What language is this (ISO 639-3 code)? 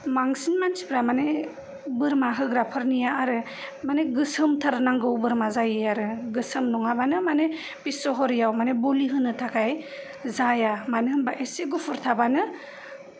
brx